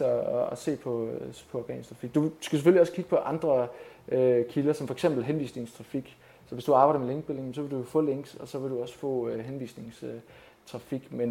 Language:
Danish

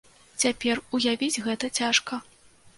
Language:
Belarusian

